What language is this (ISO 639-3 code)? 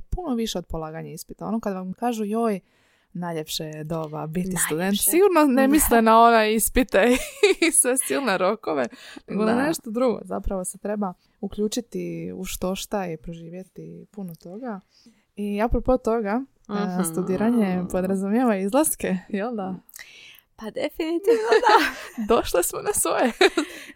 hrv